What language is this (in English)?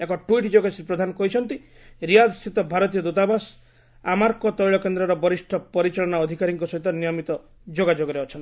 Odia